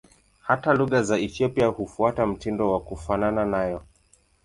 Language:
Swahili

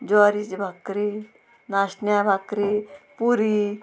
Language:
Konkani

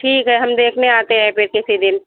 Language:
Hindi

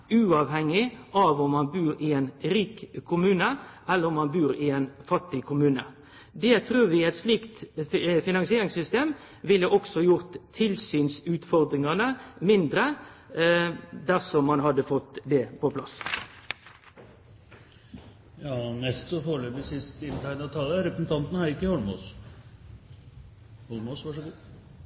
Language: Norwegian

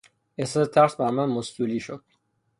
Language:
Persian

